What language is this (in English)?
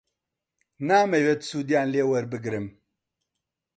Central Kurdish